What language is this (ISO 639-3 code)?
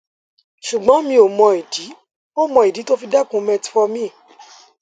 yor